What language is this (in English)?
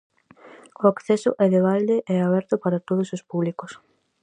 Galician